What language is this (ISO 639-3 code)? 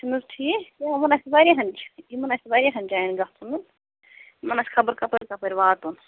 kas